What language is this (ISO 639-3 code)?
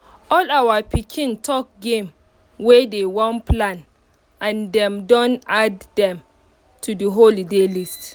pcm